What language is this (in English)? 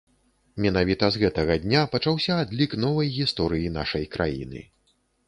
Belarusian